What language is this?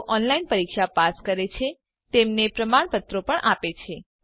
Gujarati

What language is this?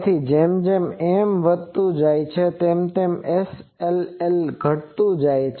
Gujarati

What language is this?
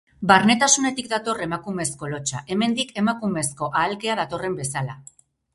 Basque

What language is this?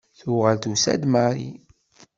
Kabyle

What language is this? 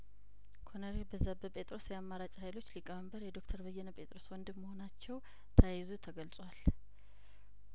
Amharic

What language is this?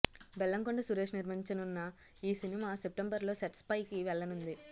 Telugu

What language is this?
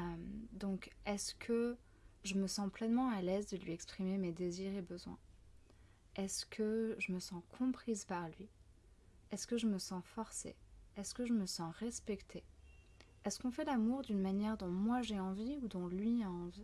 French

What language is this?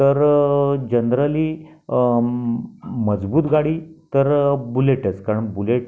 Marathi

